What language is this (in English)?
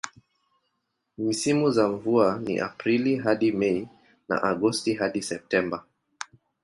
Swahili